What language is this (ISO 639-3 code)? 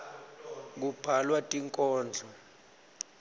ssw